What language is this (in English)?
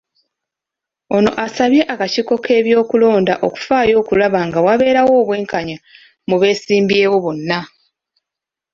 Ganda